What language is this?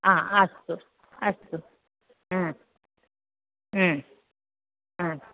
Sanskrit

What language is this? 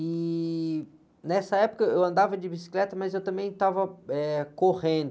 Portuguese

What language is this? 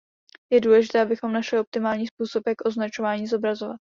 Czech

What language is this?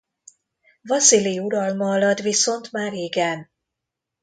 Hungarian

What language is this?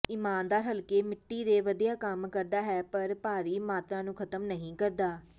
Punjabi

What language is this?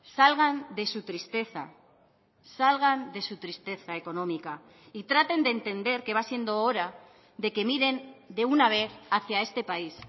Spanish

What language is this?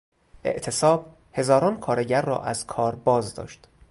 Persian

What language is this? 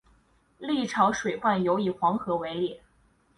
Chinese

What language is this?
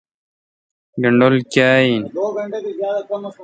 Kalkoti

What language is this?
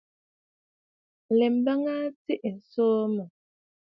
Bafut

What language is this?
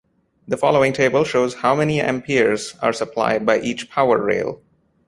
English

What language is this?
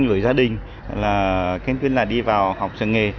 Vietnamese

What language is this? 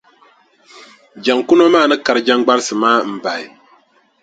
Dagbani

